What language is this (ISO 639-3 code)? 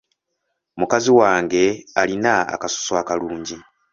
lug